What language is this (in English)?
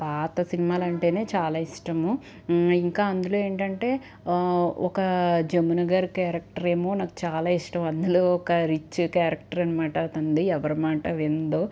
Telugu